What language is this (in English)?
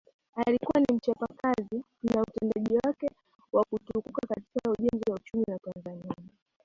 Swahili